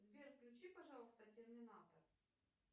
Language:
Russian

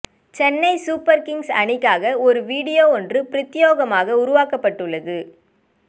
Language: Tamil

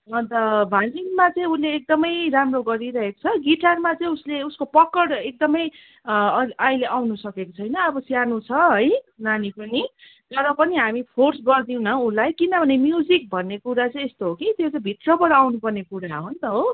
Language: Nepali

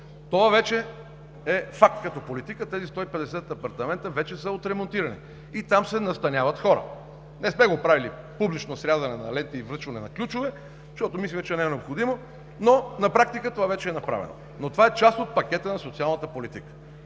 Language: Bulgarian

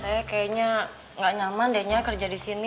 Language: Indonesian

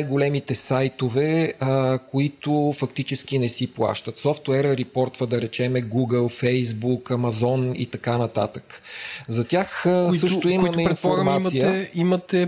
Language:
Bulgarian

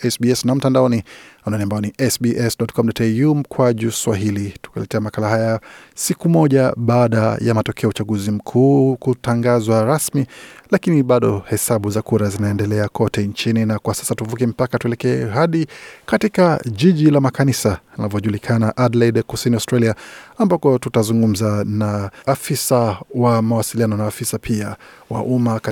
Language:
Swahili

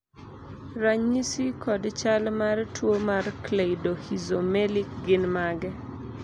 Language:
Luo (Kenya and Tanzania)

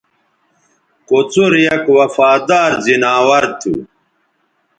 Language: Bateri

